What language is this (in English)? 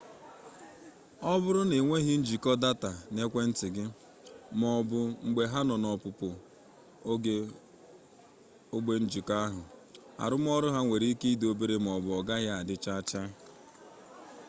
Igbo